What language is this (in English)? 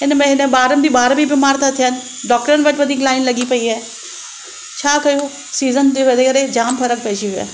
Sindhi